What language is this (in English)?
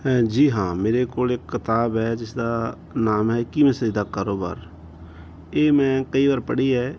Punjabi